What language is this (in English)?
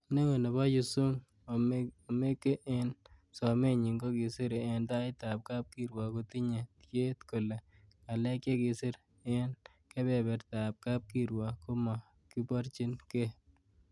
Kalenjin